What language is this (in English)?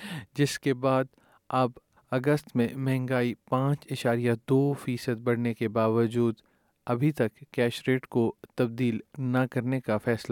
Urdu